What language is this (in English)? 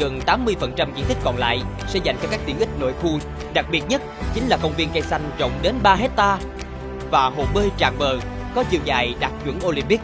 Vietnamese